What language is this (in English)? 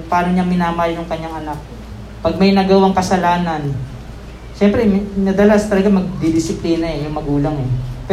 Filipino